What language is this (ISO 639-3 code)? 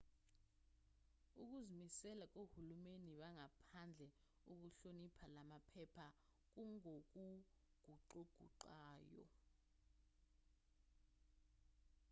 zul